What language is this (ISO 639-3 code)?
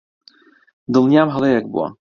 ckb